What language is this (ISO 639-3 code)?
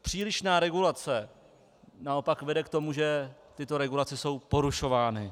ces